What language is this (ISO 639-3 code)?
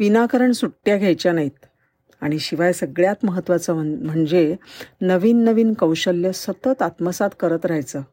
mar